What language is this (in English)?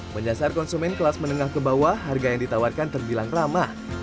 Indonesian